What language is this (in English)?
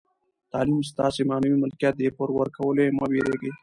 Pashto